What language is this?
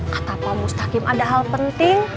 Indonesian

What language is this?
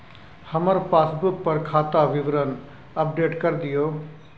Maithili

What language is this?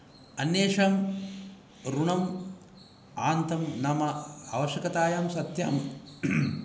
Sanskrit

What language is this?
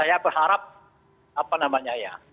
Indonesian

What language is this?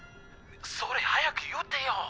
Japanese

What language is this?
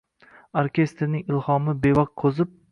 Uzbek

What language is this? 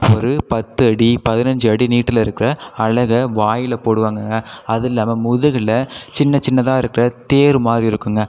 Tamil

